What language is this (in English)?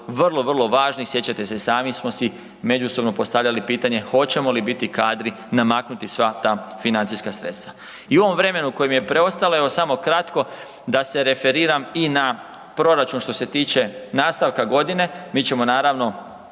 Croatian